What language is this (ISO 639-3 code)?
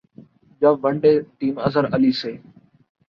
urd